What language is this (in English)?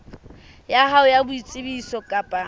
Southern Sotho